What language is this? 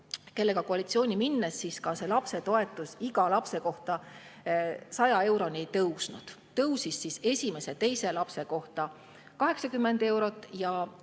Estonian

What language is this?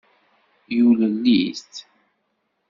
Kabyle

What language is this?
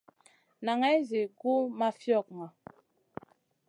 Masana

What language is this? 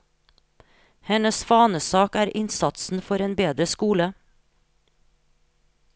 Norwegian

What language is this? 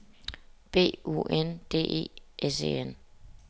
Danish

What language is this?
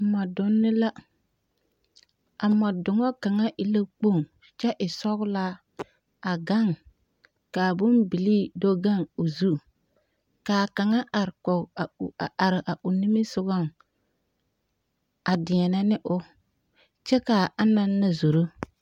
Southern Dagaare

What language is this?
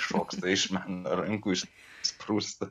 Lithuanian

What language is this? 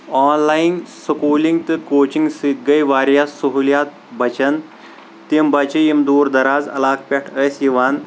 Kashmiri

